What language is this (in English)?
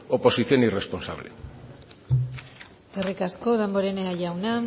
Basque